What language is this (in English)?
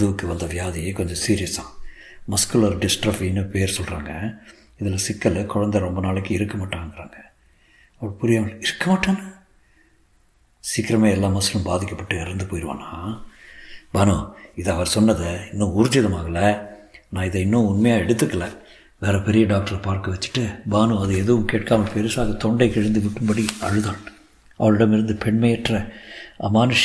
Tamil